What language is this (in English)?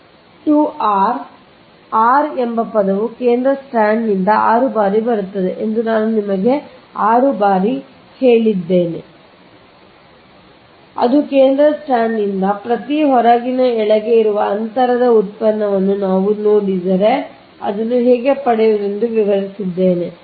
Kannada